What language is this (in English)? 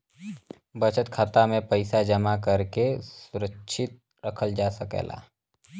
Bhojpuri